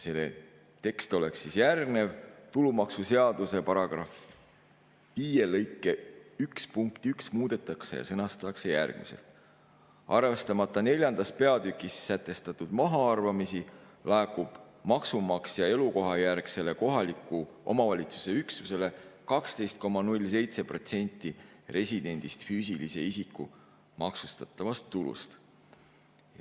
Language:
Estonian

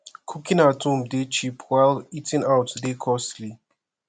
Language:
Nigerian Pidgin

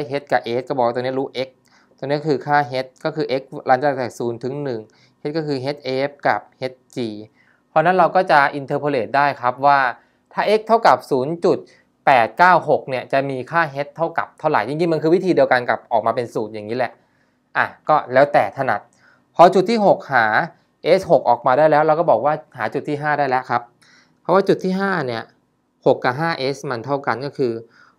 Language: Thai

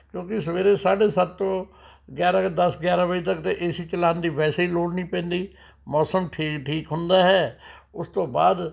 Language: Punjabi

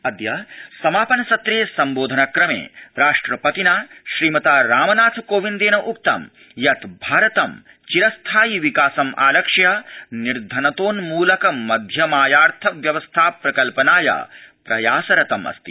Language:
Sanskrit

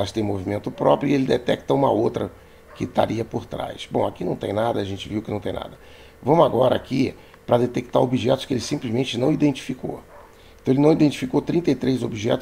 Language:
Portuguese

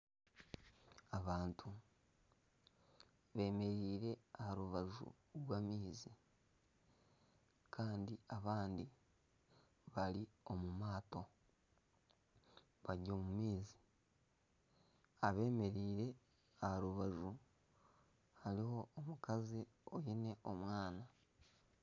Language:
Nyankole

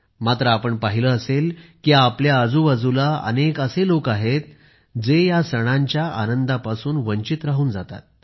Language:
Marathi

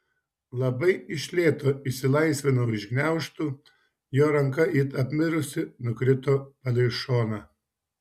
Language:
Lithuanian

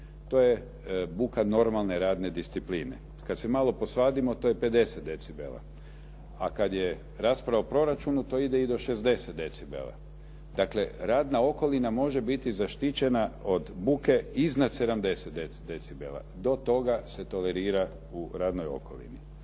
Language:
Croatian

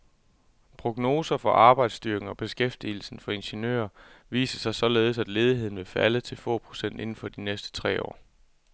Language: Danish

